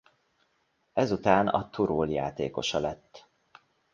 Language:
Hungarian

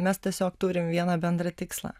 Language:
Lithuanian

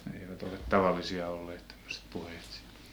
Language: Finnish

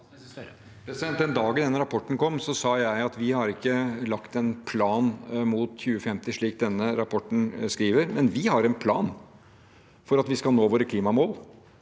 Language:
Norwegian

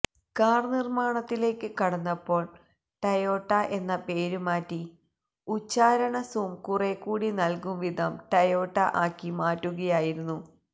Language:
Malayalam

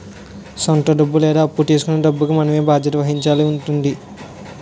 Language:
Telugu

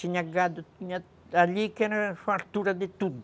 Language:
Portuguese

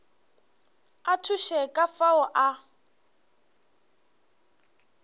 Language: Northern Sotho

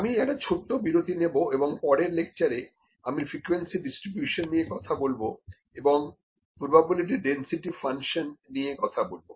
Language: Bangla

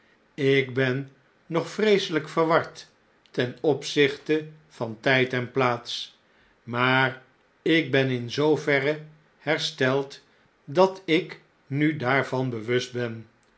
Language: Dutch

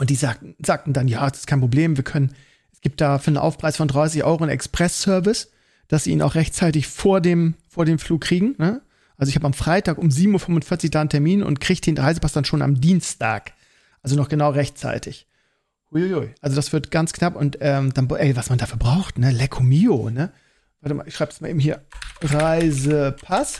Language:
German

